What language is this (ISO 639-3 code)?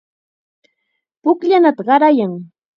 qxa